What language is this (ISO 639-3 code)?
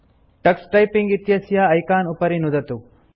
san